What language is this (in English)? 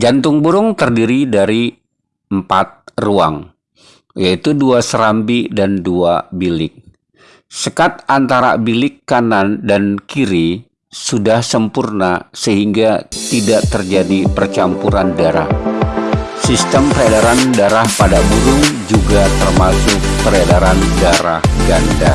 Indonesian